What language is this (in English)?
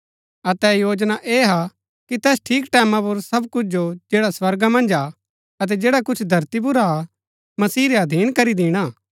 Gaddi